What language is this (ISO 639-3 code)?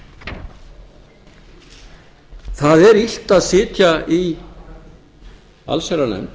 isl